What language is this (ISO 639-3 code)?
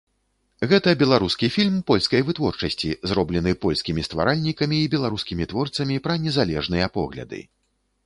bel